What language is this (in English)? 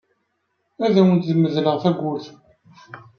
Kabyle